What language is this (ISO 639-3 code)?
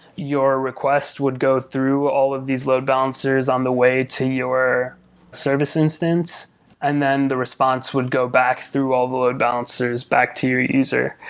eng